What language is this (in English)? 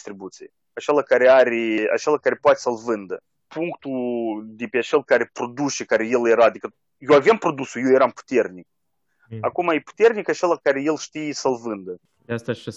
Romanian